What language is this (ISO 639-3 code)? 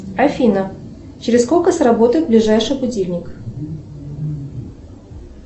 rus